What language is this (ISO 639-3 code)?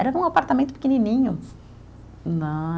por